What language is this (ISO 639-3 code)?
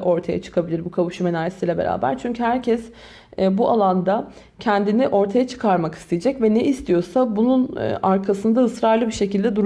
tur